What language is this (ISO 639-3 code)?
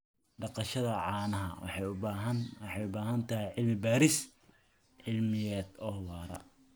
som